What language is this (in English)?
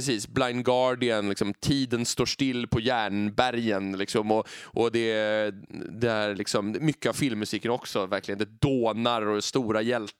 Swedish